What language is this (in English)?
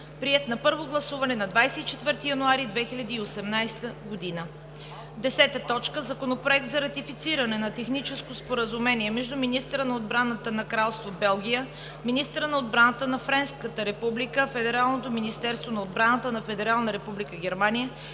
Bulgarian